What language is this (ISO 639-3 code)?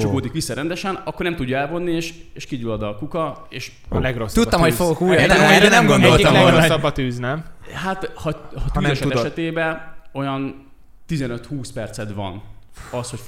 hun